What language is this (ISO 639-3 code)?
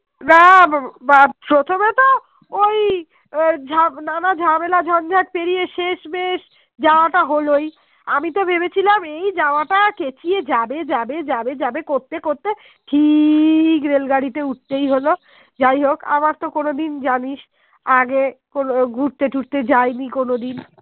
ben